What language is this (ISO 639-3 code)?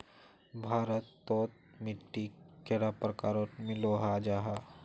mag